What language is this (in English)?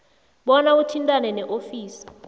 South Ndebele